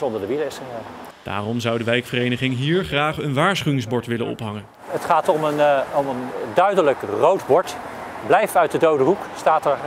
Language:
Dutch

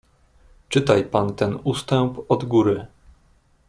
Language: Polish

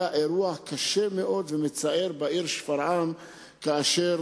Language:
Hebrew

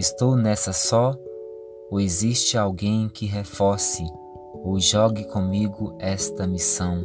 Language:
Portuguese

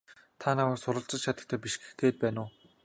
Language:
Mongolian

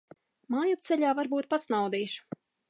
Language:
Latvian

